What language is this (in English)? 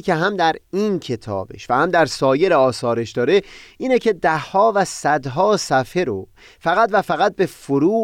Persian